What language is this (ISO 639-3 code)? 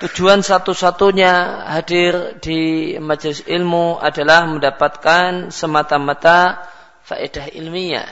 msa